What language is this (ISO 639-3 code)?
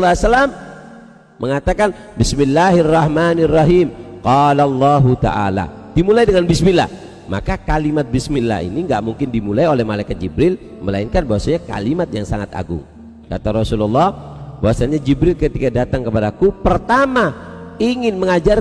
ind